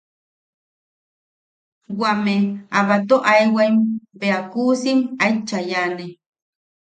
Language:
Yaqui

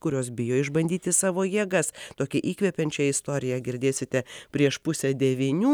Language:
Lithuanian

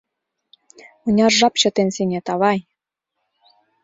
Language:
Mari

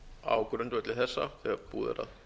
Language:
Icelandic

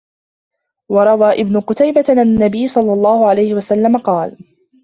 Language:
Arabic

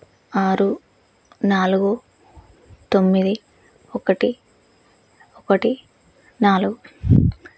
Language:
Telugu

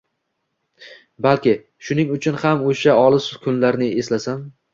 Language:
Uzbek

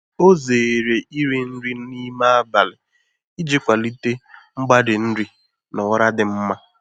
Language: Igbo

